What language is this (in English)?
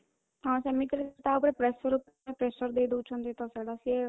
Odia